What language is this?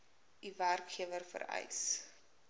Afrikaans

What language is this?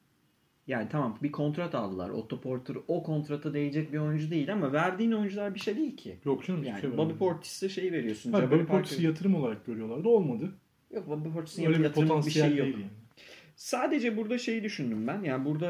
Turkish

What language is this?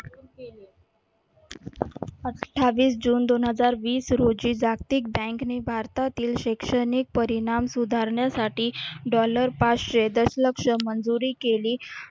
Marathi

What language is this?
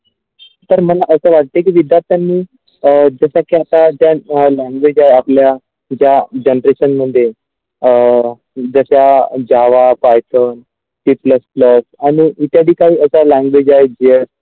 Marathi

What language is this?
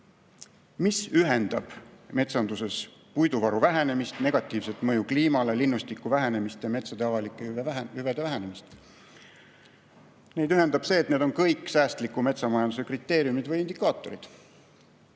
Estonian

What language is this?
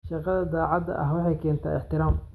Somali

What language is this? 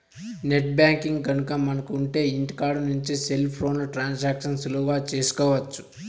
Telugu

